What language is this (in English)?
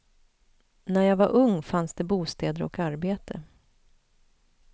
Swedish